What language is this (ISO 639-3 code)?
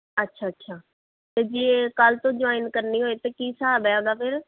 pan